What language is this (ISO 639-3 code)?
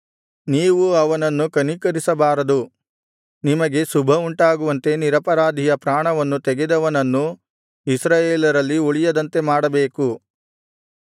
kan